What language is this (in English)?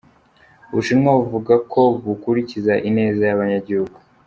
Kinyarwanda